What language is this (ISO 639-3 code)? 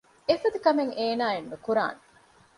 div